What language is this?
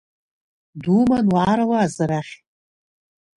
Abkhazian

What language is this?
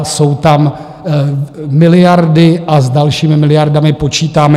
Czech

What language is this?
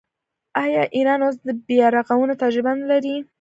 Pashto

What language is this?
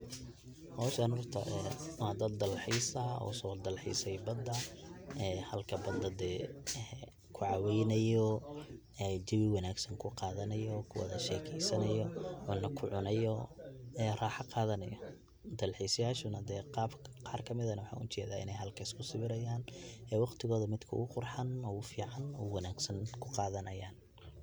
Somali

